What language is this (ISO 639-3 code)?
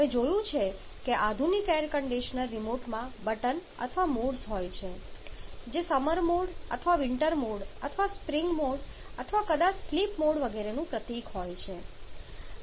guj